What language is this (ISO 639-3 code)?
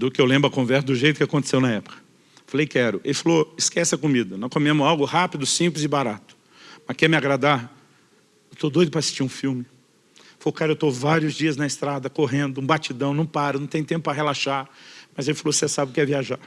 por